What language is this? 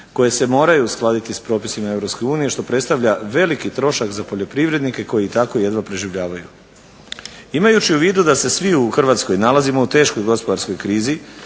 Croatian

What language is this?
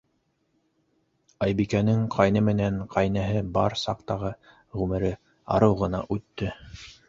Bashkir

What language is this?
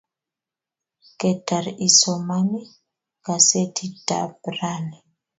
Kalenjin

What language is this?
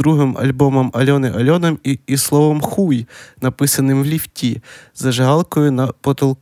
Ukrainian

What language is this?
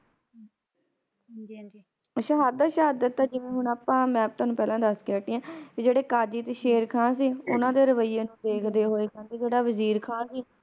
Punjabi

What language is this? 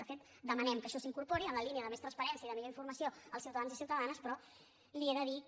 Catalan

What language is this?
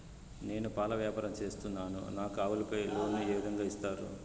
Telugu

